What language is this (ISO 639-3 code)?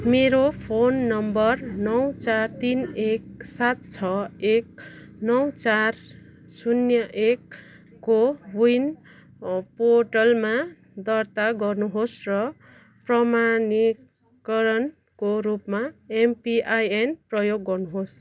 nep